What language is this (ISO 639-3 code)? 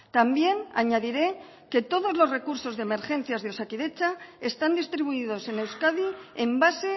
spa